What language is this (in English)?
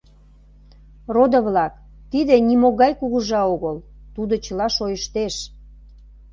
Mari